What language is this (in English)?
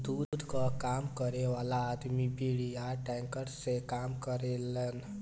Bhojpuri